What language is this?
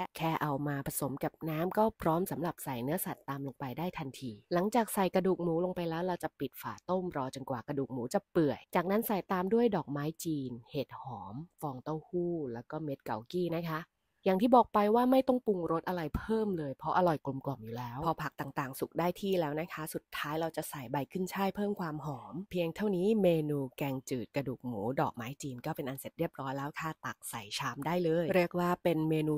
Thai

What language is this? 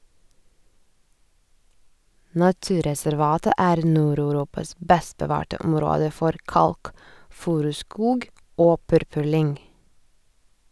Norwegian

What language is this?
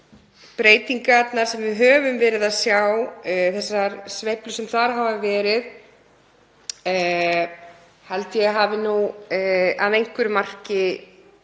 Icelandic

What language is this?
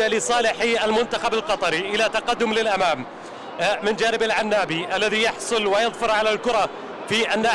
Arabic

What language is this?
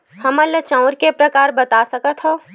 Chhattisgarhi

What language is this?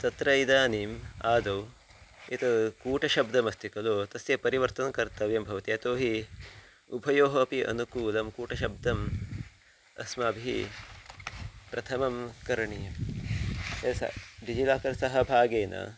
Sanskrit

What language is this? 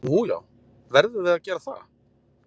Icelandic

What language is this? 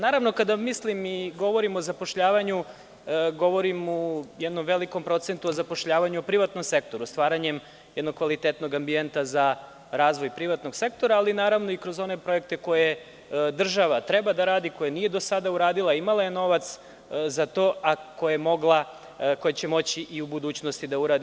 Serbian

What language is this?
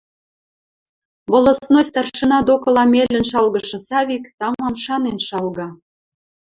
Western Mari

